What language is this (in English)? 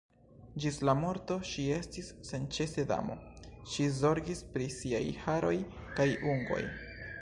Esperanto